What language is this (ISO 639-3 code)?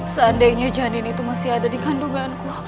ind